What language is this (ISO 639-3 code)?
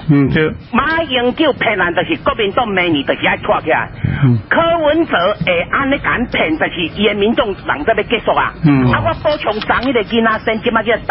zho